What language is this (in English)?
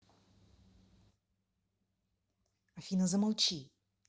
Russian